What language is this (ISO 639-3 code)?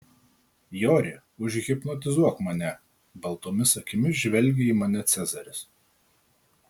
lit